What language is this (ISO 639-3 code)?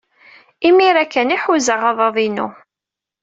kab